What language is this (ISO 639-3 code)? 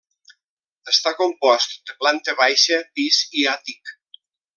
cat